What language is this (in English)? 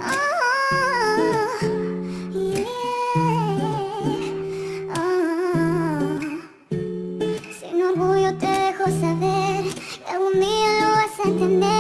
Spanish